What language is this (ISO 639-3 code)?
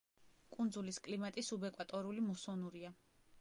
kat